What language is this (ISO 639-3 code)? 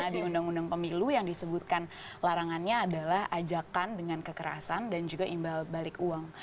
ind